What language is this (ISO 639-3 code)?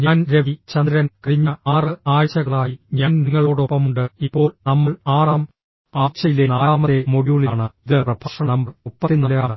mal